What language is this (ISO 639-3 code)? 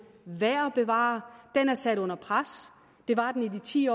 dan